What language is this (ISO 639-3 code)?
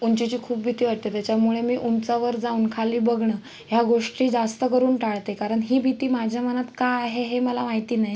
mar